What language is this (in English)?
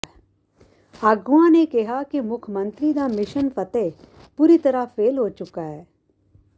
Punjabi